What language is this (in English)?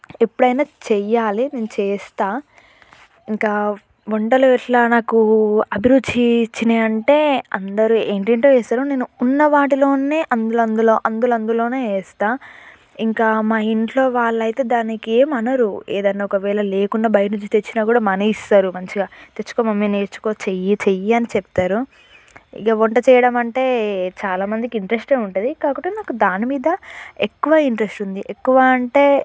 Telugu